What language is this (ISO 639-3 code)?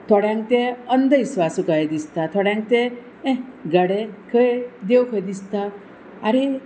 kok